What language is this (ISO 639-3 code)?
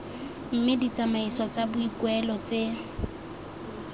tsn